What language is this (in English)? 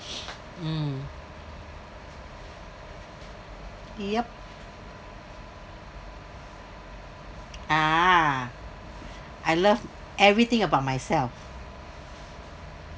English